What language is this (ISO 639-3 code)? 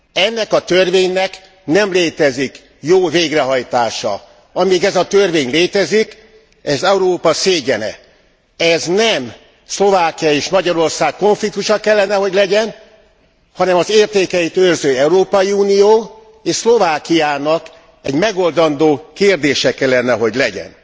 hun